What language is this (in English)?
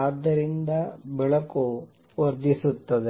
Kannada